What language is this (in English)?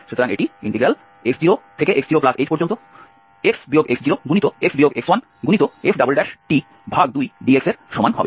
Bangla